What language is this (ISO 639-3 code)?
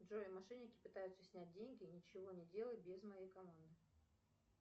rus